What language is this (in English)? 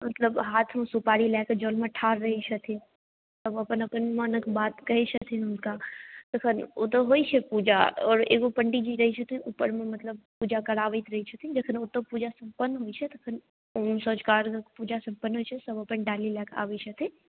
Maithili